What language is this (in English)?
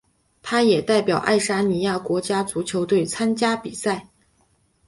Chinese